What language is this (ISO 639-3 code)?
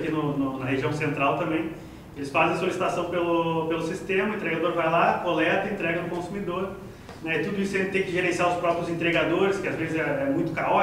por